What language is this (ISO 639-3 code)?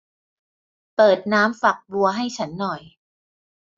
tha